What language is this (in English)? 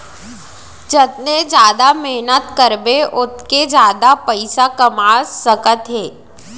Chhattisgarhi